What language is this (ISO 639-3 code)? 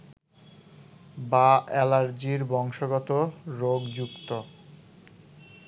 ben